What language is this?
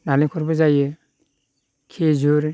Bodo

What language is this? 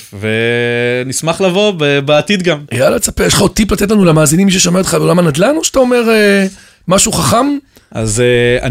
Hebrew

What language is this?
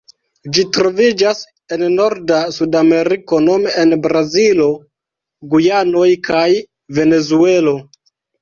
Esperanto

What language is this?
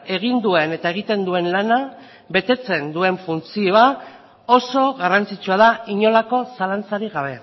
Basque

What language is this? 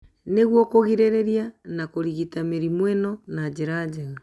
Kikuyu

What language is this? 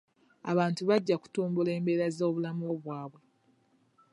Ganda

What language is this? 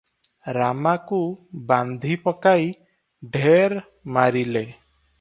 Odia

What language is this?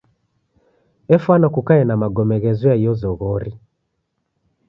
Taita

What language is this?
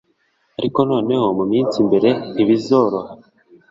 Kinyarwanda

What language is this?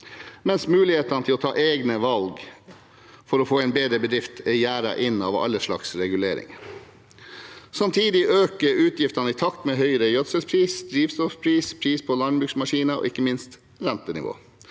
Norwegian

